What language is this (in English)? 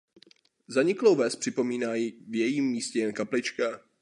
Czech